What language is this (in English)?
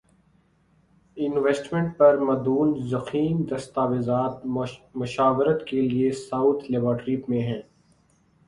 Urdu